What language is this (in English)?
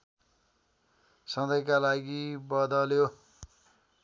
Nepali